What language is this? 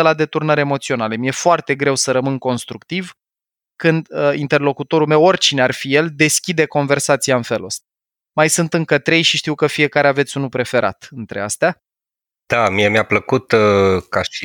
Romanian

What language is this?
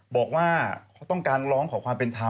Thai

